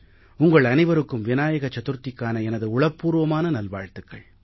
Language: Tamil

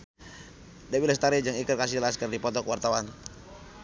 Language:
Sundanese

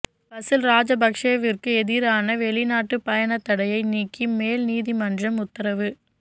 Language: Tamil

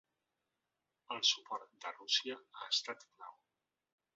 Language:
Catalan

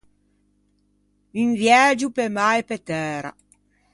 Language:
Ligurian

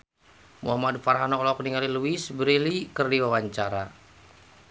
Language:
Sundanese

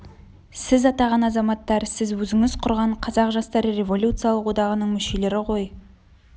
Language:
Kazakh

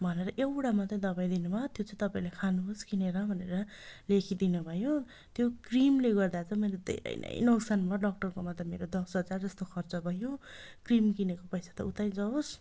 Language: Nepali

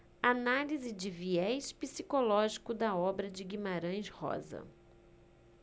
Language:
Portuguese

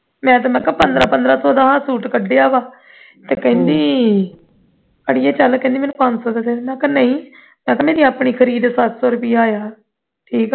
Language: Punjabi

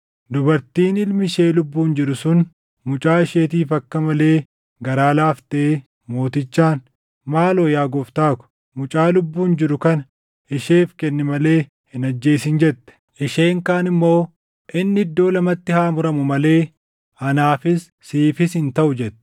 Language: Oromo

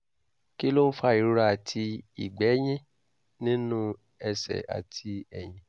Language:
Yoruba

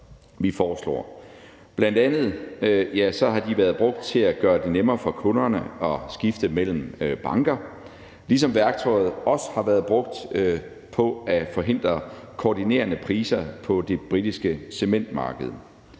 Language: Danish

